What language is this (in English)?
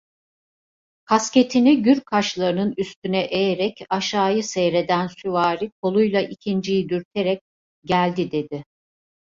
Turkish